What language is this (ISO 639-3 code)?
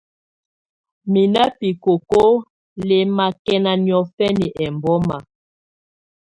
tvu